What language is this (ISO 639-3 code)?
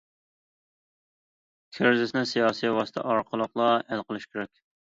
uig